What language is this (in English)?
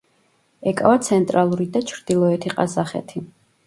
Georgian